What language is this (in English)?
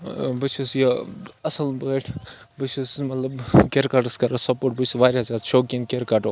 Kashmiri